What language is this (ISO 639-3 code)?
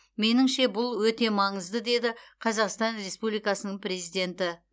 kaz